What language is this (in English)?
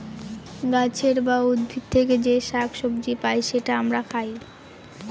Bangla